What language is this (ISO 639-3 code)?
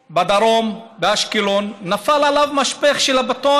heb